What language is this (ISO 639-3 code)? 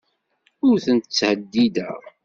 kab